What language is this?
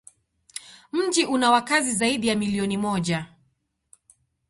Swahili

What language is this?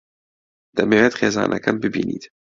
Central Kurdish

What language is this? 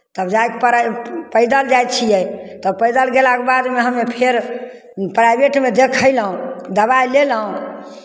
Maithili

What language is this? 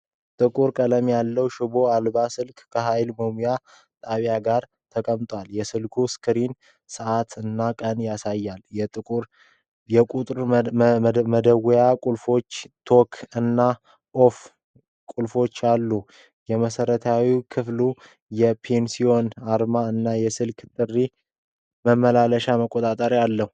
Amharic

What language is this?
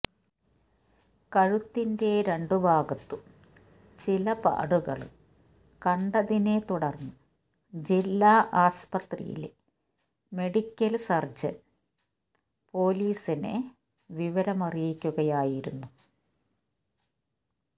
Malayalam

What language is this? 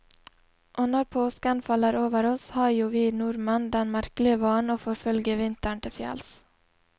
Norwegian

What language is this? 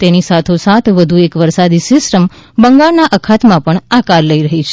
Gujarati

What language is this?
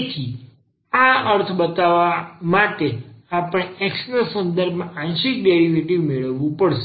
Gujarati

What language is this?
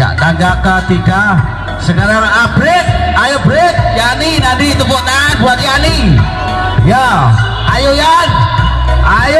Indonesian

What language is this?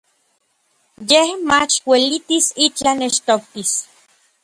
Orizaba Nahuatl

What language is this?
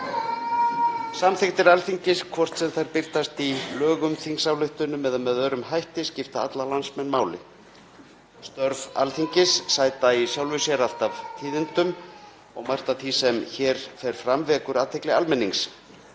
Icelandic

